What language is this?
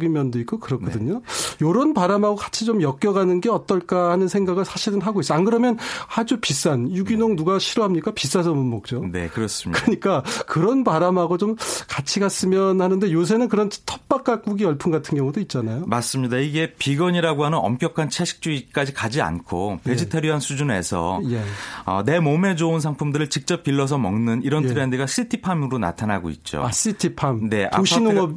Korean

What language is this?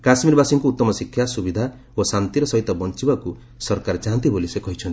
Odia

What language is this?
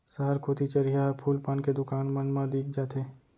Chhattisgarhi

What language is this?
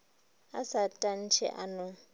Northern Sotho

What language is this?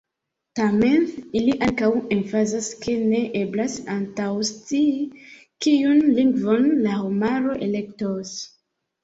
Esperanto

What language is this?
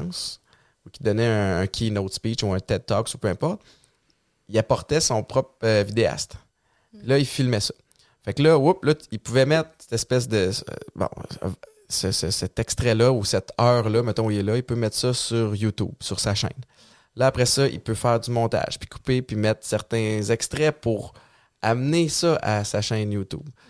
French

